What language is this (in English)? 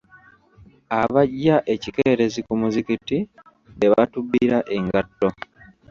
Ganda